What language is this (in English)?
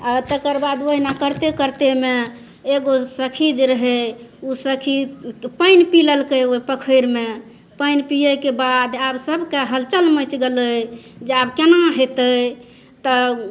Maithili